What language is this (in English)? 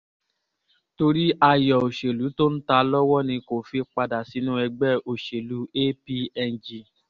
Yoruba